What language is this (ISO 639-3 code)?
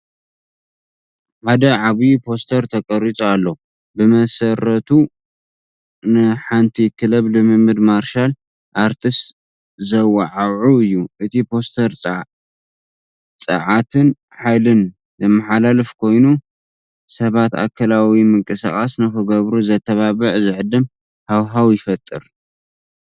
tir